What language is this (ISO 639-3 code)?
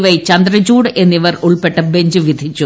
mal